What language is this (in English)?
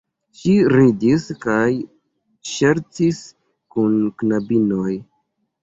Esperanto